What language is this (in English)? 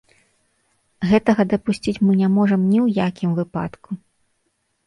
Belarusian